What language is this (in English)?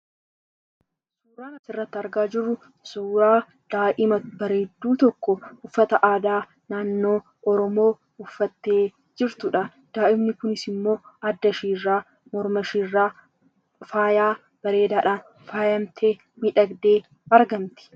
Oromo